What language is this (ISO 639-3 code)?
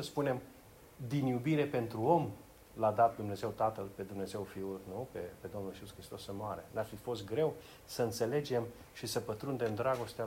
ron